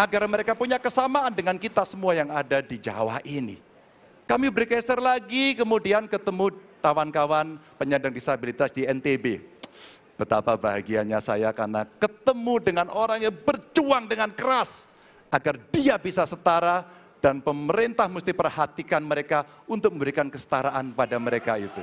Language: Indonesian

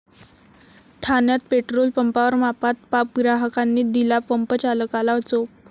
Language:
Marathi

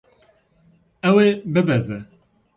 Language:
Kurdish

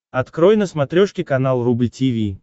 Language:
Russian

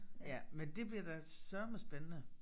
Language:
Danish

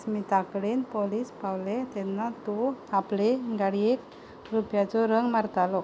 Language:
Konkani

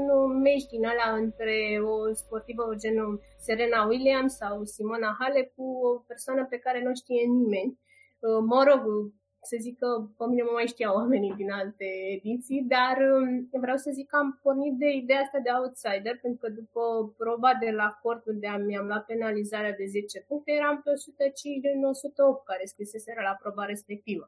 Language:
Romanian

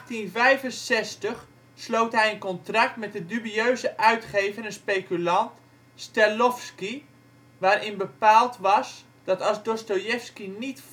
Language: Dutch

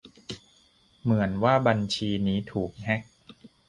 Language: Thai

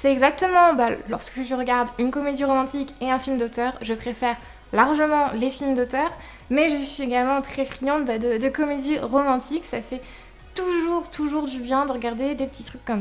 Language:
French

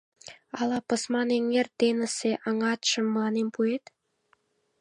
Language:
Mari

